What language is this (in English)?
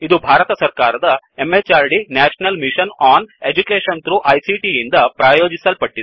Kannada